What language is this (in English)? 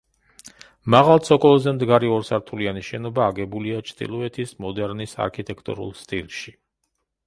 Georgian